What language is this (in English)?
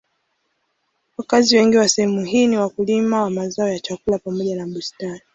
Swahili